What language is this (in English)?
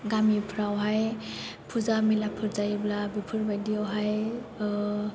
Bodo